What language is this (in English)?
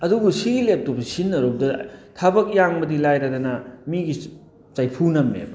Manipuri